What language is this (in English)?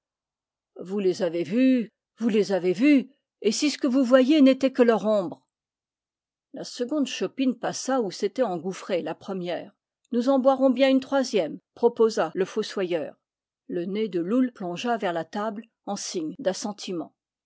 French